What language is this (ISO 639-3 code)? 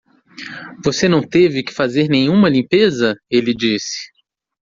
por